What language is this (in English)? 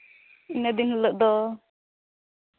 Santali